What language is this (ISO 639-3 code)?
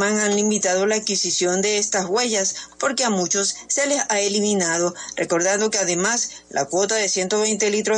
spa